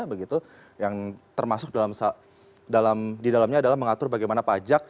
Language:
Indonesian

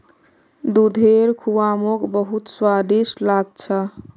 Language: Magahi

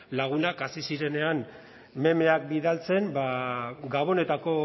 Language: Basque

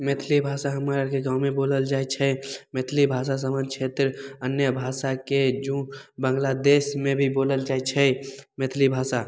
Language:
Maithili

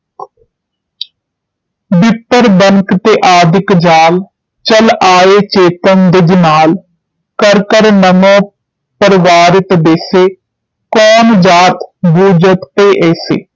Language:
Punjabi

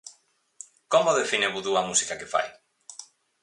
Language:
Galician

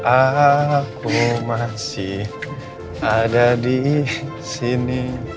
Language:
Indonesian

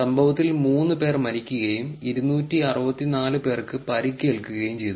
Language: Malayalam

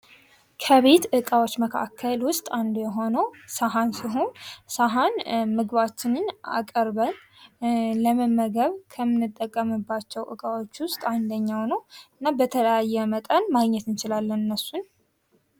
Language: Amharic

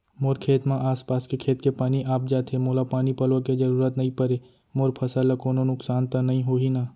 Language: Chhattisgarhi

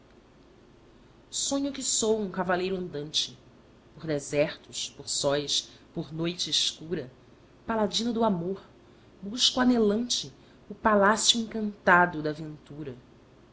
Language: Portuguese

